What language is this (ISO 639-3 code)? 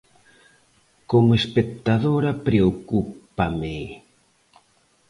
glg